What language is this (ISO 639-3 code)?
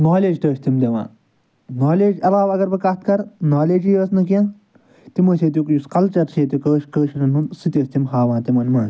kas